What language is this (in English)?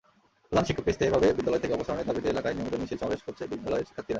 Bangla